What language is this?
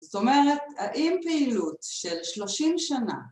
Hebrew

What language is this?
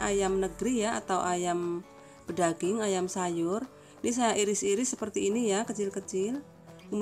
Indonesian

